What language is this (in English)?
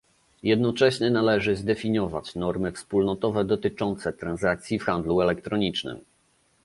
Polish